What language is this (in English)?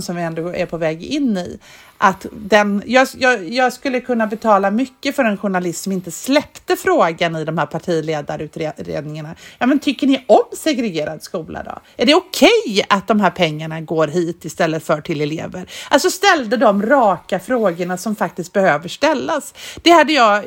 Swedish